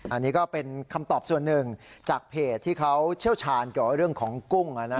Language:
Thai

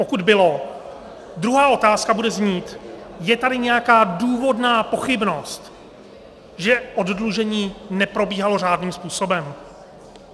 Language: Czech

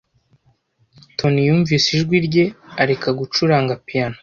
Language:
Kinyarwanda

